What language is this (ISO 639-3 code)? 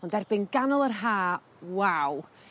cym